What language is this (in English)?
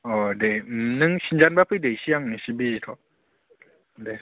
Bodo